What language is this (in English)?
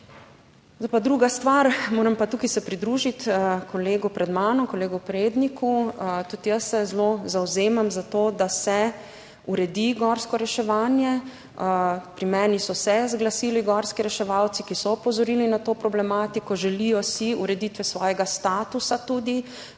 Slovenian